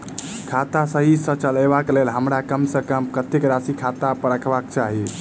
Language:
Maithili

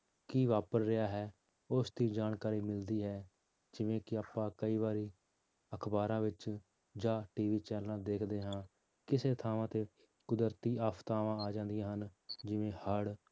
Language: Punjabi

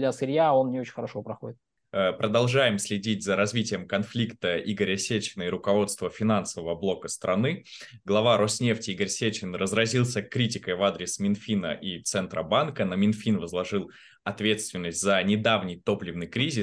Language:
Russian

